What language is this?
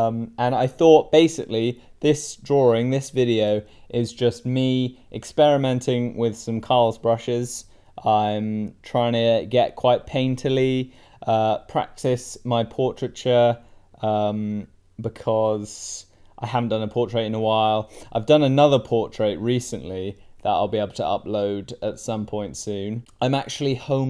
English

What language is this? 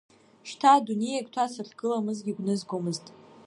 Abkhazian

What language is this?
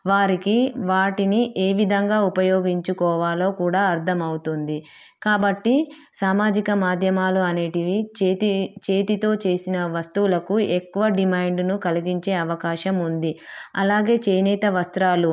Telugu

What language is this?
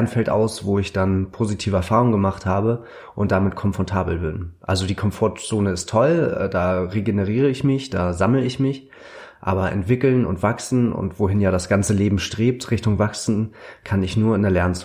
German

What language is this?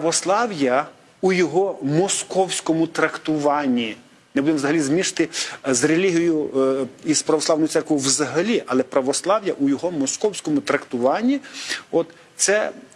Ukrainian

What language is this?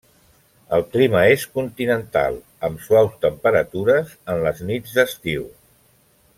Catalan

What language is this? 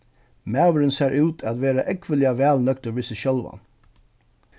Faroese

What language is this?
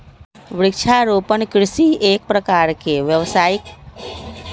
Magahi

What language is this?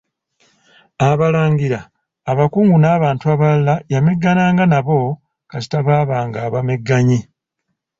Ganda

